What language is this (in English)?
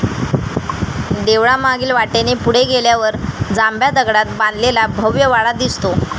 Marathi